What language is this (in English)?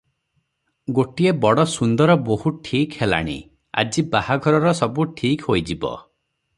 Odia